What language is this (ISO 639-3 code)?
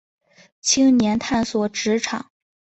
zho